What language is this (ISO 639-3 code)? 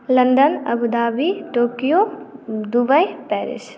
mai